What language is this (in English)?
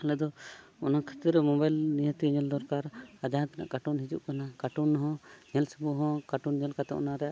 Santali